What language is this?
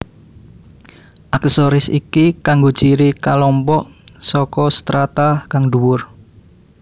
Javanese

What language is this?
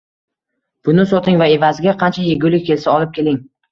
Uzbek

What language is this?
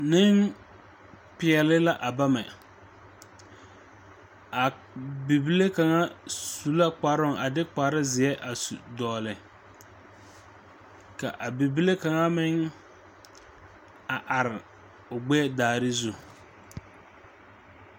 Southern Dagaare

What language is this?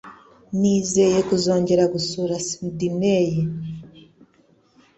Kinyarwanda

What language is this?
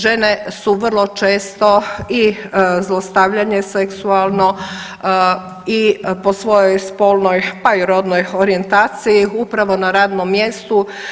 Croatian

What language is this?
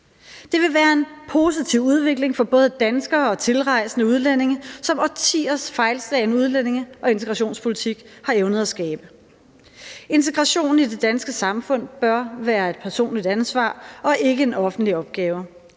Danish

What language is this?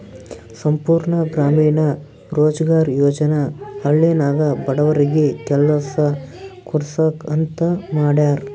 Kannada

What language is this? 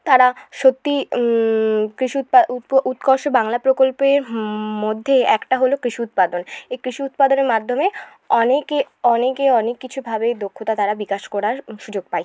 Bangla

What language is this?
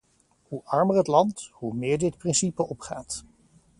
Dutch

